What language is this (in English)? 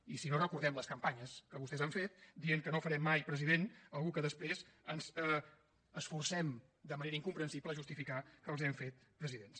Catalan